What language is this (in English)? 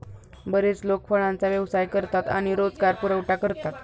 Marathi